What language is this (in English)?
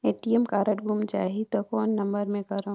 Chhattisgarhi